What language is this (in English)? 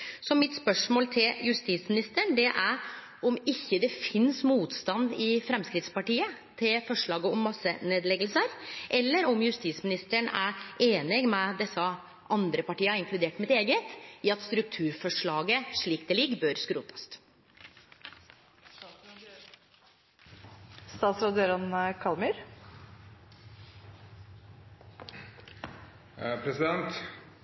Norwegian Nynorsk